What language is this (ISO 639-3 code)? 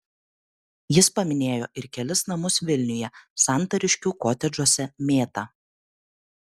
lit